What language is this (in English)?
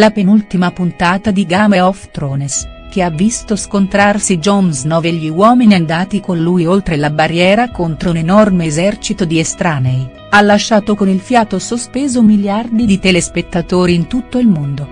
Italian